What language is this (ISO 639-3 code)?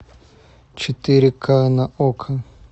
rus